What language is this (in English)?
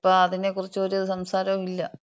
Malayalam